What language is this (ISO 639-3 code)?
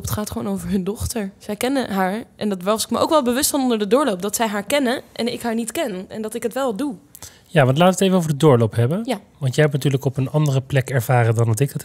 nld